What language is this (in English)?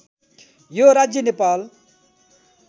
Nepali